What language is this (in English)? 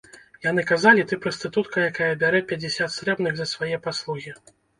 Belarusian